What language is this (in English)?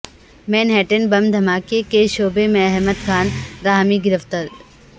Urdu